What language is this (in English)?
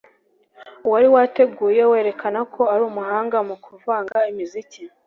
Kinyarwanda